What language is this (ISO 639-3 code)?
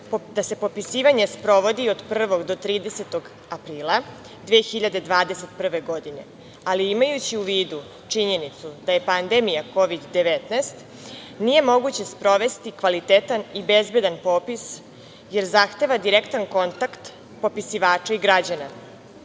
srp